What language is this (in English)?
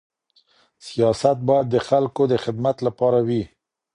Pashto